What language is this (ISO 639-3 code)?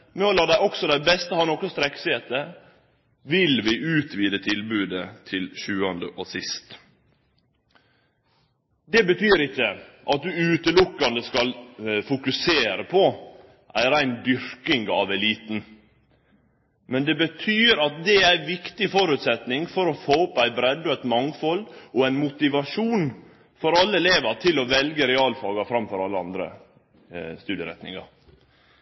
nno